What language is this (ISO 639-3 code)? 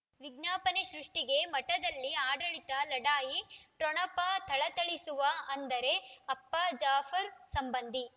kan